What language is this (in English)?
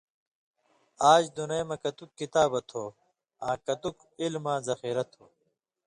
Indus Kohistani